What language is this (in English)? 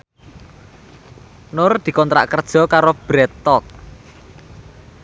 Javanese